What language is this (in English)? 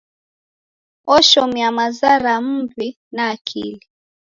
Taita